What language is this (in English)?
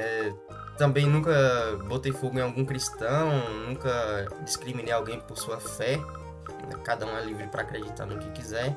Portuguese